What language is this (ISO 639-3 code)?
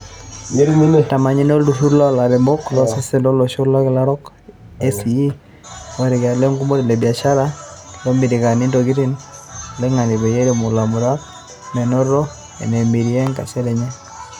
mas